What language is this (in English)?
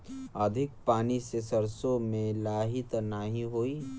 Bhojpuri